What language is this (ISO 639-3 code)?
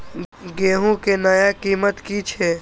mai